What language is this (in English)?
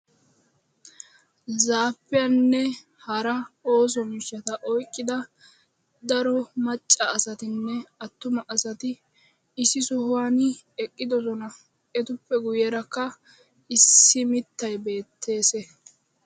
Wolaytta